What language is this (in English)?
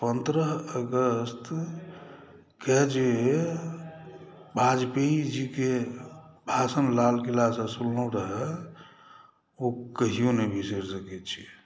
Maithili